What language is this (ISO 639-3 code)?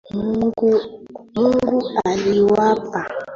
swa